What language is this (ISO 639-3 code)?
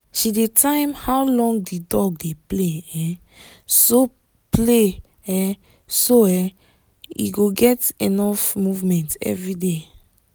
pcm